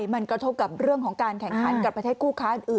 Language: Thai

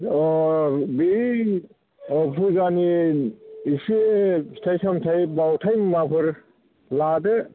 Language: Bodo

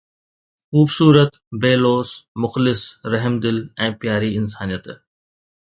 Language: Sindhi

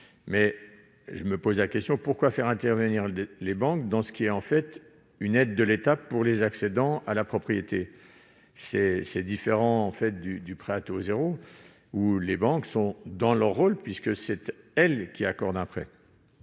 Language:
French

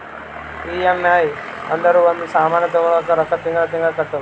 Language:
Kannada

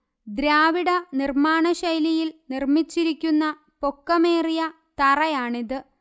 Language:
Malayalam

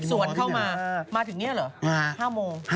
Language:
Thai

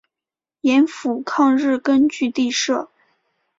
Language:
Chinese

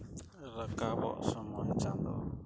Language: Santali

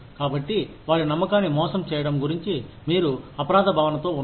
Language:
Telugu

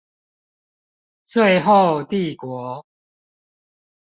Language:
Chinese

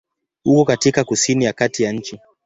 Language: Swahili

